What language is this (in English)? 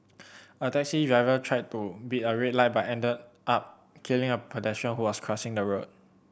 English